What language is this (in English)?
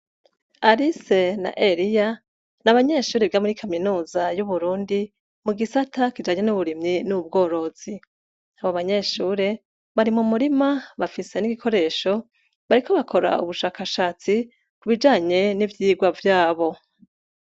Rundi